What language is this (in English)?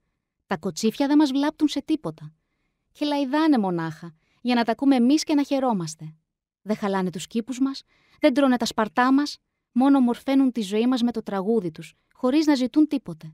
Greek